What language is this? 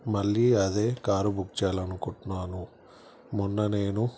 Telugu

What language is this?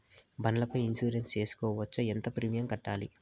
Telugu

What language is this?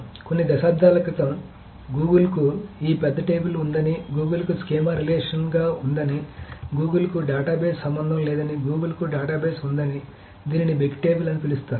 Telugu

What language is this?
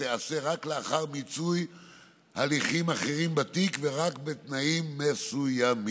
Hebrew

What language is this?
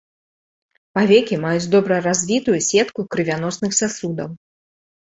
Belarusian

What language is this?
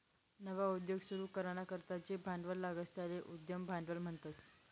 Marathi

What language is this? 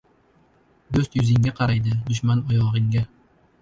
Uzbek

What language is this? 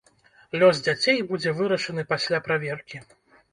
Belarusian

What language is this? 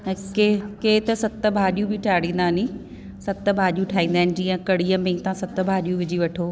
Sindhi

